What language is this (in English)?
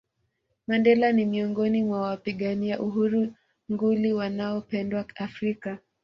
Swahili